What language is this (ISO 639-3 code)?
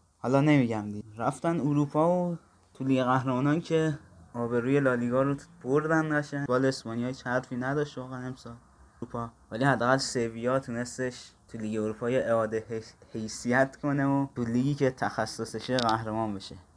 fas